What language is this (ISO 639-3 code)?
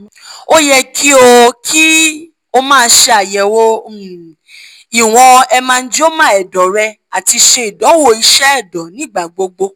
yor